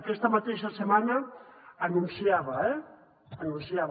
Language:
Catalan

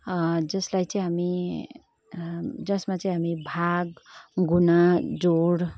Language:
Nepali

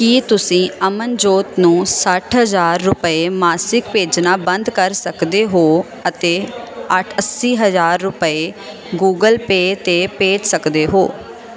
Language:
Punjabi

